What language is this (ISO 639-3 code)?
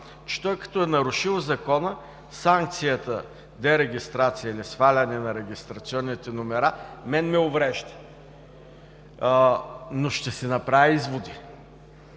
bul